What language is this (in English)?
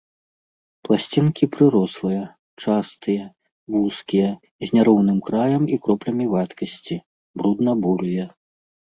Belarusian